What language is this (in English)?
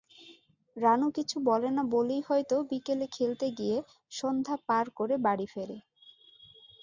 Bangla